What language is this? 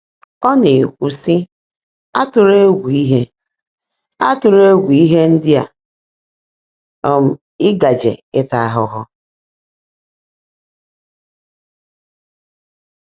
Igbo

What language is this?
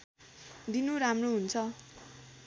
Nepali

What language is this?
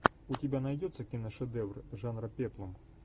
Russian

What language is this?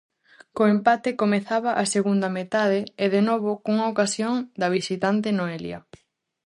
Galician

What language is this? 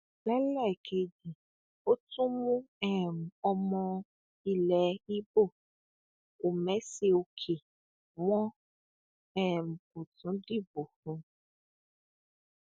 Yoruba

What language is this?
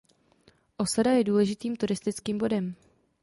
Czech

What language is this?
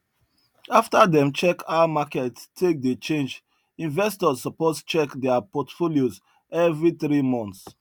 Nigerian Pidgin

